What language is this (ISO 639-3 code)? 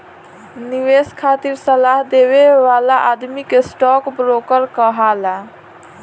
bho